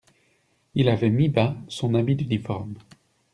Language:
French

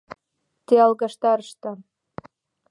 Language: Mari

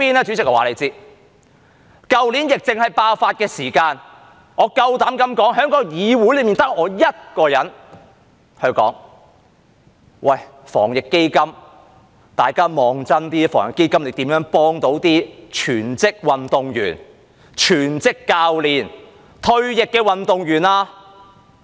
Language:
Cantonese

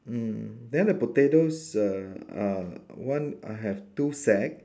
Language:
English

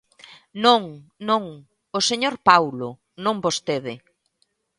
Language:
Galician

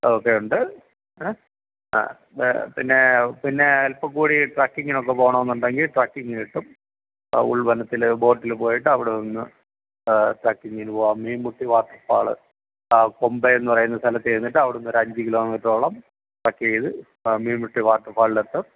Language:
Malayalam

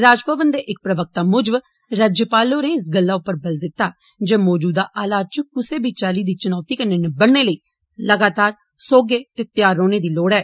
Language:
Dogri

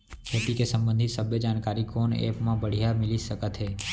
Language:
Chhattisgarhi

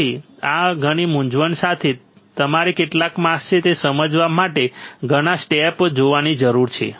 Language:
Gujarati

